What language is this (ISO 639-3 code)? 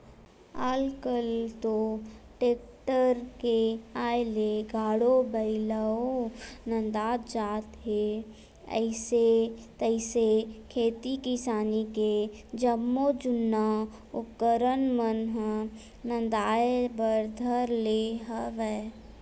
hne